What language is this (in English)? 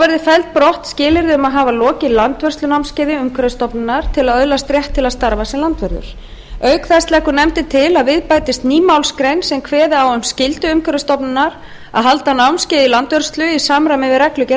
Icelandic